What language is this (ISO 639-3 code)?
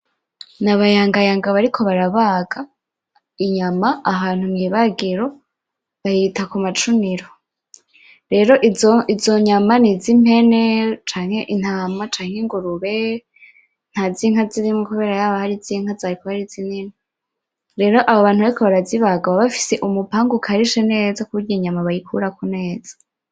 run